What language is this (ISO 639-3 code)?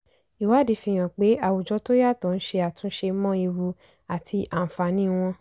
yor